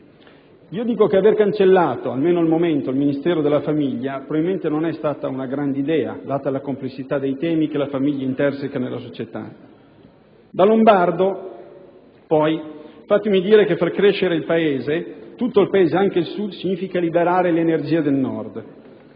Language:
Italian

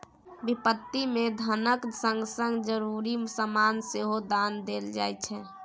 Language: Maithili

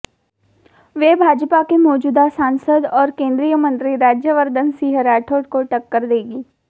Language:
Hindi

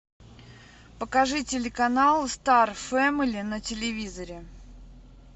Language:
Russian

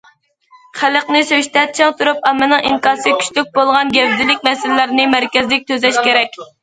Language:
Uyghur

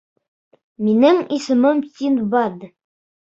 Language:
Bashkir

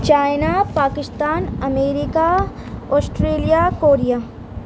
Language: Urdu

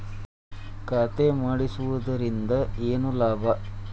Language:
Kannada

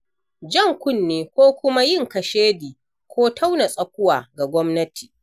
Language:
Hausa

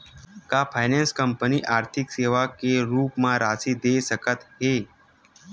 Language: Chhattisgarhi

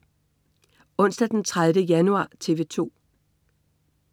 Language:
Danish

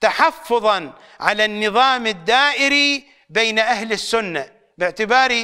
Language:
Arabic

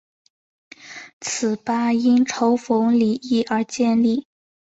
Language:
Chinese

